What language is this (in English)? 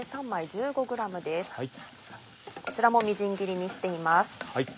Japanese